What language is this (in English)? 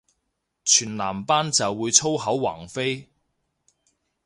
Cantonese